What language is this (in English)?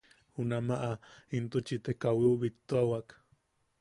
Yaqui